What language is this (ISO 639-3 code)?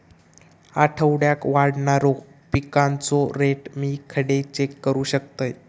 mar